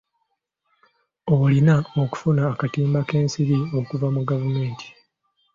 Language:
Ganda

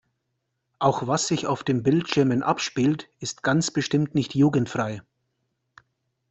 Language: German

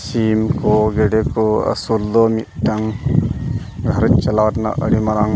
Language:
Santali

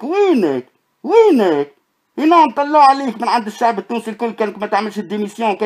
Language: Arabic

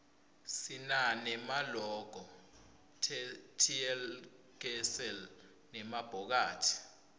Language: Swati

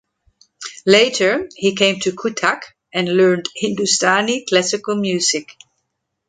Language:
English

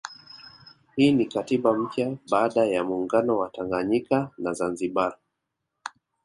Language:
Swahili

